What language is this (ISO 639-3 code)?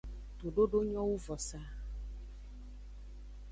ajg